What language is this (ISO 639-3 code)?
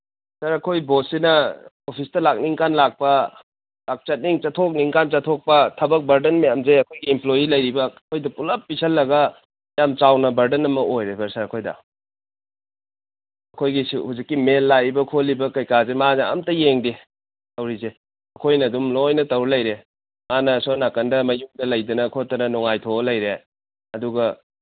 mni